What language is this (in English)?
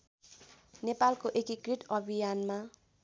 Nepali